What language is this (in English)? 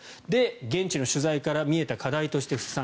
Japanese